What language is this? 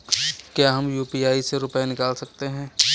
Hindi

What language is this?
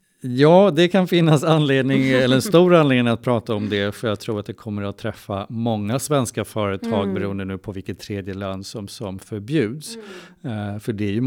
Swedish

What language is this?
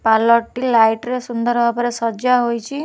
Odia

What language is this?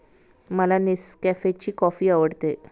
Marathi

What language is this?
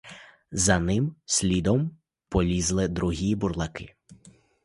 Ukrainian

